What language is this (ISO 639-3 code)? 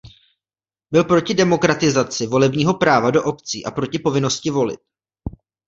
ces